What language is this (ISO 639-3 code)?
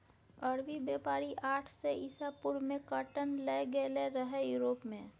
mai